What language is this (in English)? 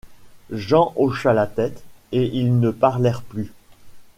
French